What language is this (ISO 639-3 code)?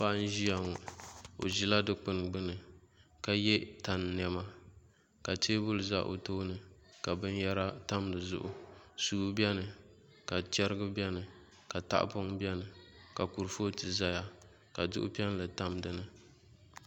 dag